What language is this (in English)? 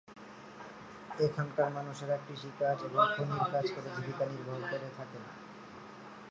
Bangla